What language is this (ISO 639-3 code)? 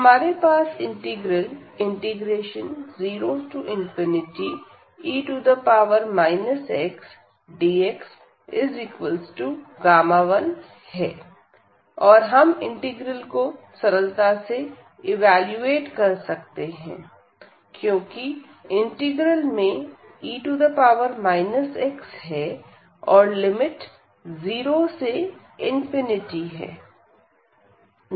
hin